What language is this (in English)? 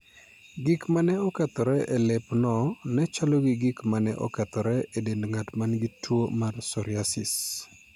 Luo (Kenya and Tanzania)